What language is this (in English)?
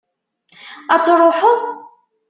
Kabyle